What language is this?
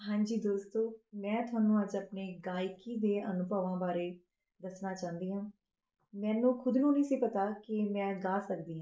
Punjabi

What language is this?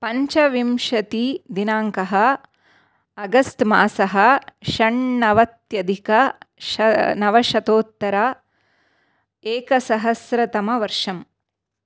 Sanskrit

